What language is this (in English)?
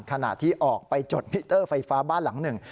Thai